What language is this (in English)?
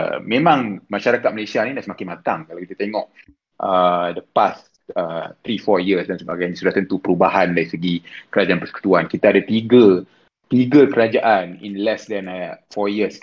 Malay